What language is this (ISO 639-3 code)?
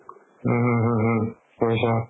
asm